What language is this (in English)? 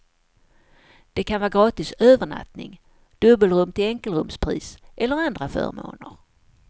Swedish